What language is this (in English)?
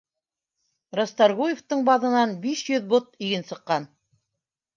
Bashkir